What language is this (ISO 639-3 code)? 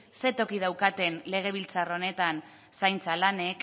eus